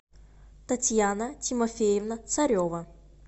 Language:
Russian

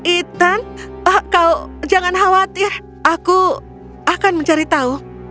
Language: Indonesian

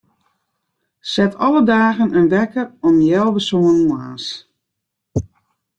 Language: Western Frisian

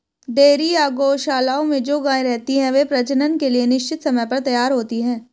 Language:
Hindi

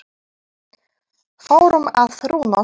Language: Icelandic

